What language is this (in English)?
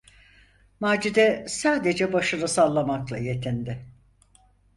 Turkish